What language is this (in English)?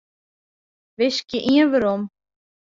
Western Frisian